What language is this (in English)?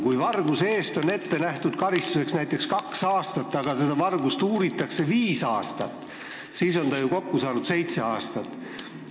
Estonian